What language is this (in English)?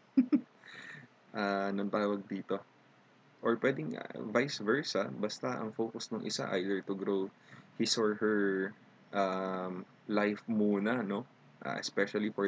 Filipino